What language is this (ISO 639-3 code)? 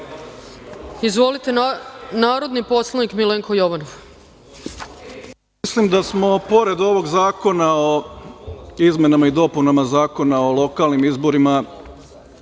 srp